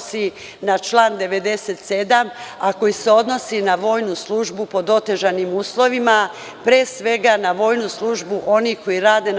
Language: Serbian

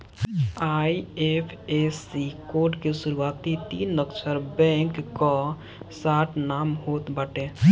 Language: Bhojpuri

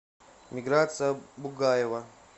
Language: Russian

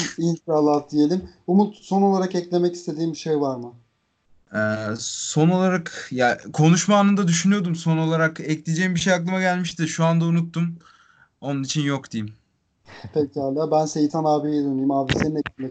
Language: Turkish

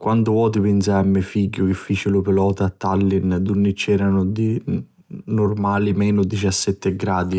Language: Sicilian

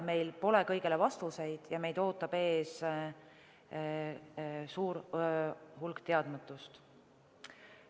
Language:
Estonian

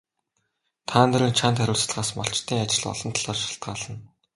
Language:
Mongolian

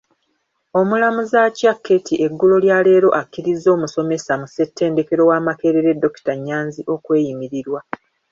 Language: Ganda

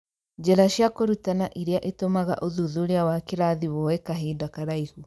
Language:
Kikuyu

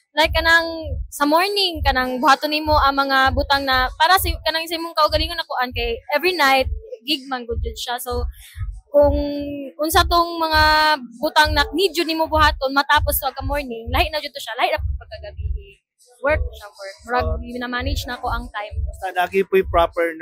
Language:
Filipino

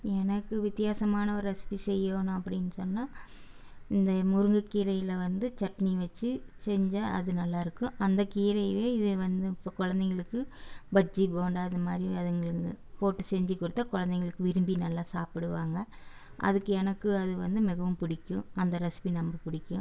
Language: Tamil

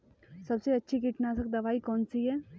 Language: Hindi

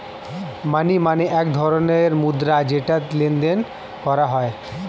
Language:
Bangla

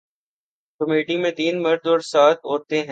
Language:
Urdu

